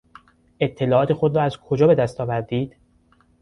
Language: Persian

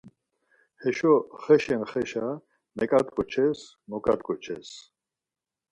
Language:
Laz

